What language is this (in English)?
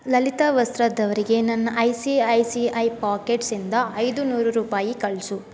Kannada